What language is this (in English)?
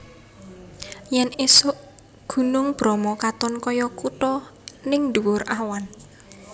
Javanese